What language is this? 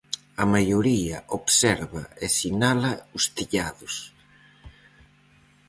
Galician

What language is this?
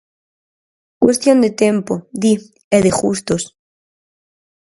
Galician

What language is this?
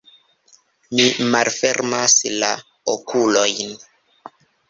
Esperanto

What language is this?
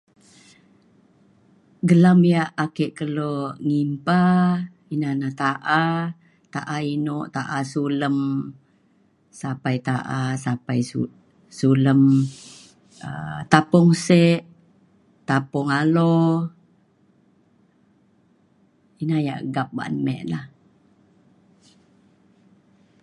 Mainstream Kenyah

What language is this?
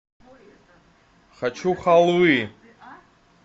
Russian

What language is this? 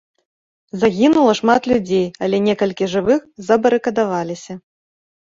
Belarusian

